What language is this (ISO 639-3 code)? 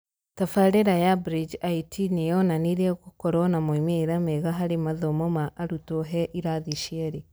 kik